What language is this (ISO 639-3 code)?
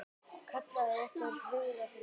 isl